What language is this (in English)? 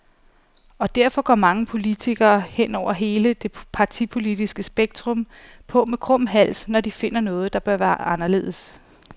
Danish